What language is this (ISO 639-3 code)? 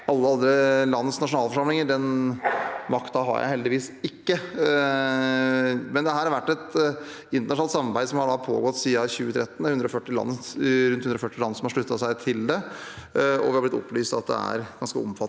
nor